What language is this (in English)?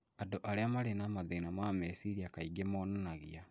Kikuyu